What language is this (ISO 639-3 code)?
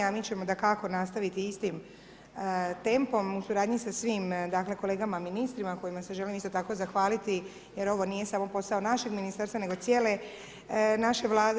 hrv